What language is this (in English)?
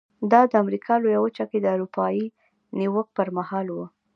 Pashto